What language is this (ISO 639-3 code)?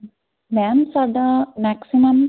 pan